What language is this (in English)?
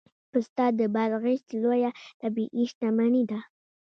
Pashto